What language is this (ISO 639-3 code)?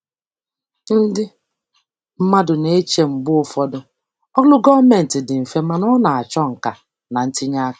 ibo